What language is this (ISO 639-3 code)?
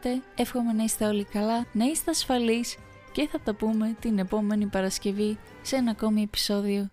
ell